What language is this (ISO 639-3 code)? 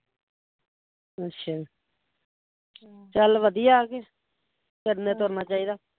pan